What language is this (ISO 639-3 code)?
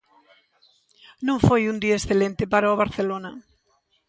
glg